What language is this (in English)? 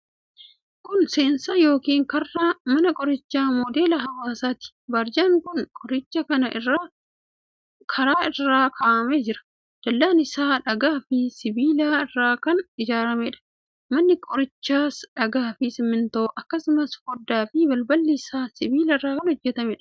Oromo